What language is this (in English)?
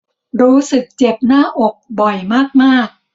Thai